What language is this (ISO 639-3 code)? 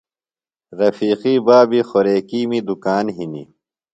phl